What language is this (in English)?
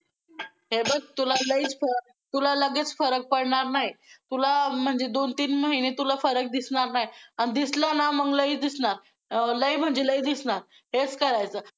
Marathi